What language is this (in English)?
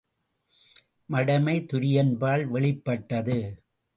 Tamil